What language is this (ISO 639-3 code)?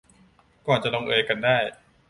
tha